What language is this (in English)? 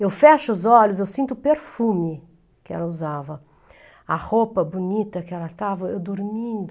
Portuguese